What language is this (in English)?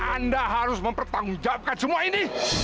Indonesian